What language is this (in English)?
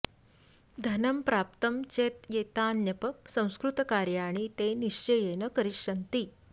Sanskrit